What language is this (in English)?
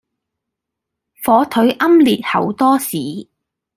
Cantonese